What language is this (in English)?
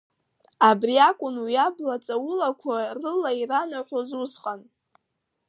Abkhazian